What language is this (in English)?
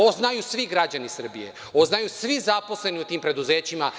Serbian